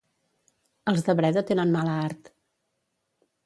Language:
Catalan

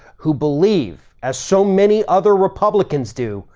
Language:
English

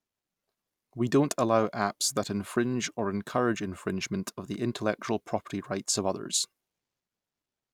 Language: English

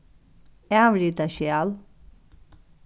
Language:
Faroese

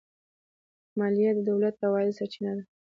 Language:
Pashto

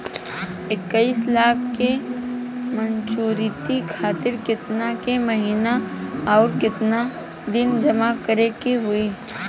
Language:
Bhojpuri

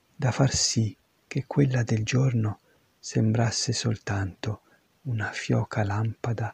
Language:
Italian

